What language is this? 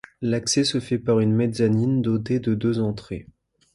French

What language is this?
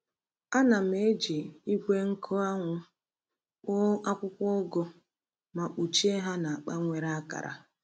Igbo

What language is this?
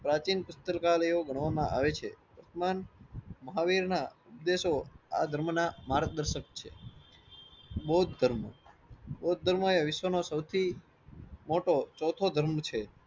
Gujarati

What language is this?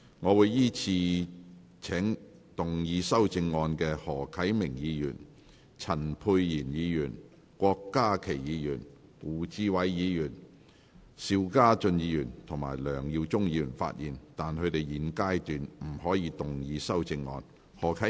Cantonese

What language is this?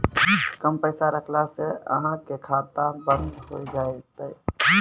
Maithili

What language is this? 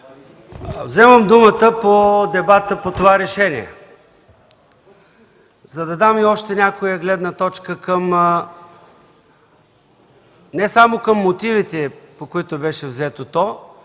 Bulgarian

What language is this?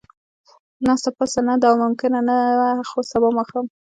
Pashto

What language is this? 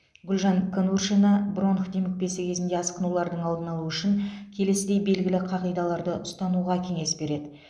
Kazakh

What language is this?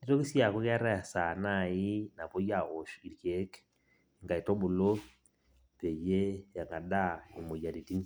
Masai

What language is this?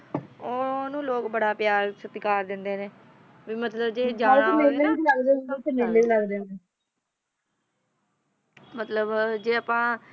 Punjabi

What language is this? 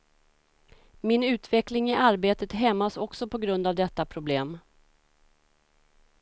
Swedish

